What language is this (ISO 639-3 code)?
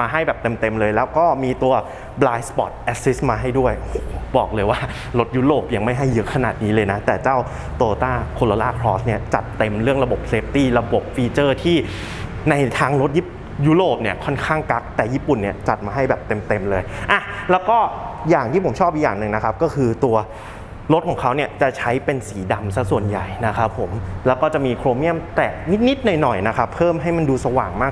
tha